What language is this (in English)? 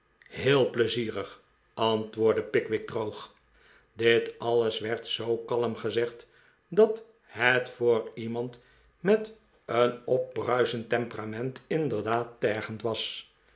Dutch